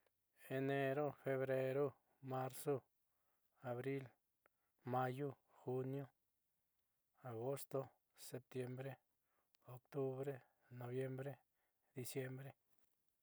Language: Southeastern Nochixtlán Mixtec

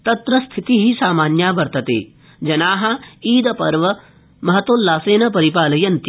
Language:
Sanskrit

